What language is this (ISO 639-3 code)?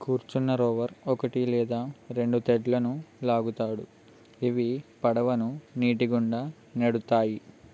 tel